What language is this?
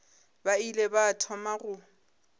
Northern Sotho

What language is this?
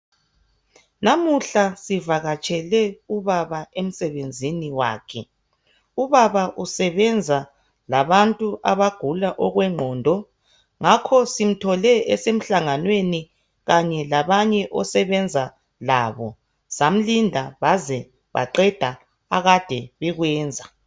North Ndebele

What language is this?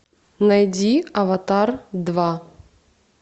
Russian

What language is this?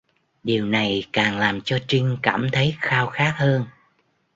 Vietnamese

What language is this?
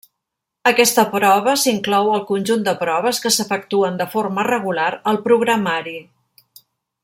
Catalan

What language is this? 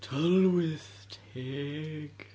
Welsh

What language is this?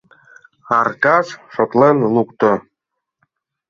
Mari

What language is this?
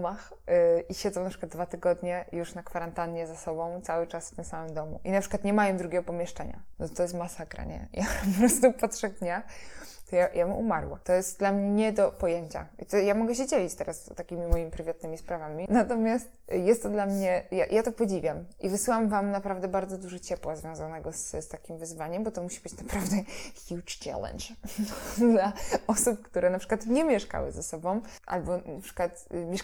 Polish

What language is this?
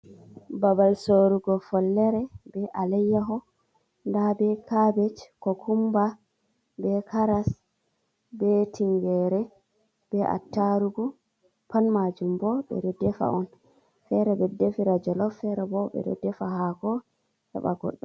Fula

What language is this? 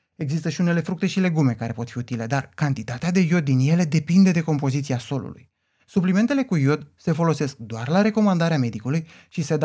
Romanian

